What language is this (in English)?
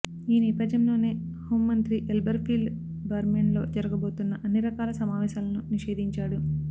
Telugu